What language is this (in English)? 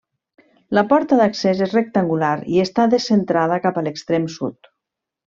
Catalan